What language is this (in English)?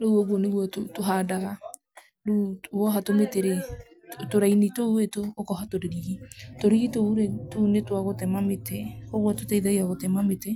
Kikuyu